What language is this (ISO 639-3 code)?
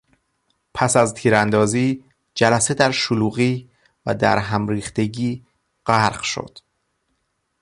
fas